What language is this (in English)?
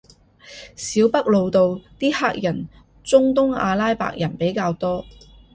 Cantonese